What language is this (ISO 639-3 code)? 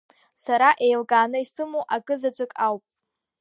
abk